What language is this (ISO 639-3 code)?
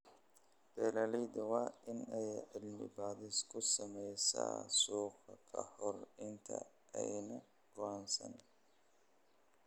som